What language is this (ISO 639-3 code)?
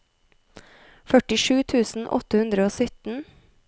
nor